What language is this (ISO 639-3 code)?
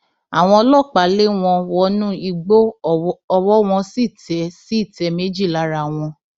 yor